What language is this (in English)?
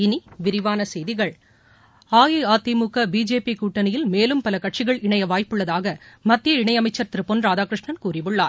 Tamil